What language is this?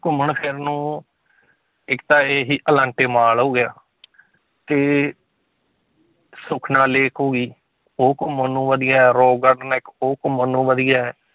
Punjabi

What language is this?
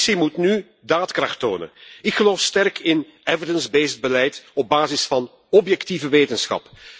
Dutch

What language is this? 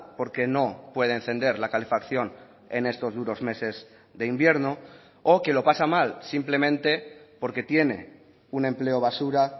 Spanish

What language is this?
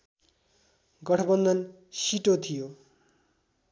Nepali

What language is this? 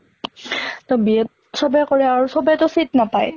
Assamese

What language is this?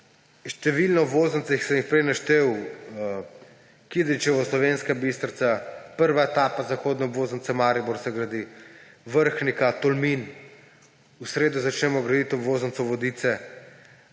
Slovenian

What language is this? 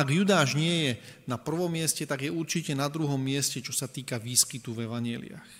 Slovak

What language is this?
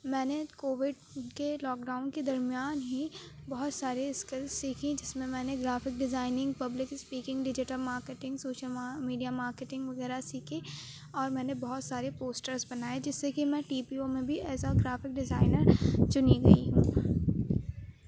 Urdu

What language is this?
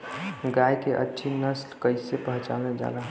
Bhojpuri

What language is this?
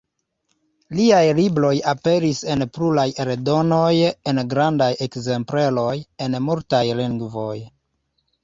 Esperanto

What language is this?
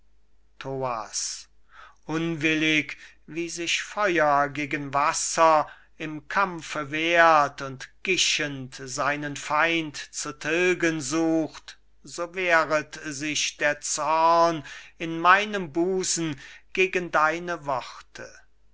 German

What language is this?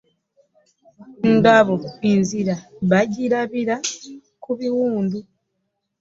Ganda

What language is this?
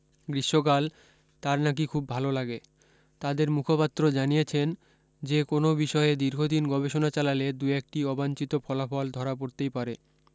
Bangla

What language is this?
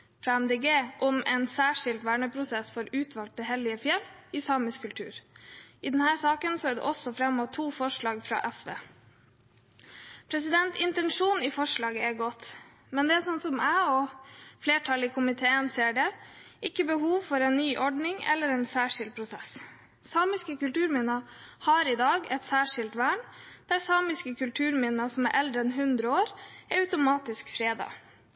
Norwegian Bokmål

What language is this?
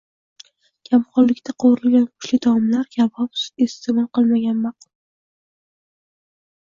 Uzbek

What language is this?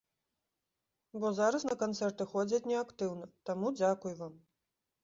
Belarusian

